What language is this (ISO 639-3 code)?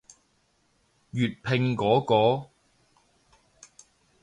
yue